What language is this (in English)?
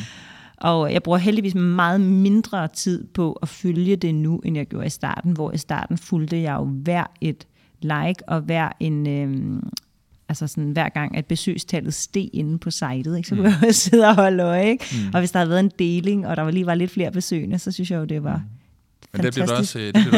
Danish